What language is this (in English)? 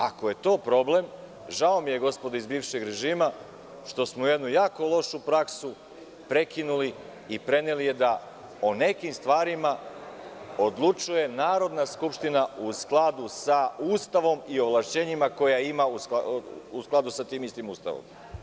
Serbian